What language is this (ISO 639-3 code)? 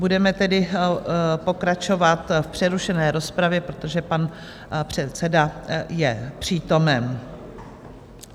ces